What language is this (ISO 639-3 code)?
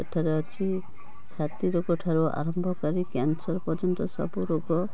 ori